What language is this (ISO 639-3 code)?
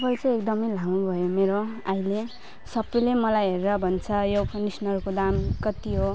nep